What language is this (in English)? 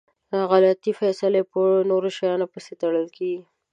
Pashto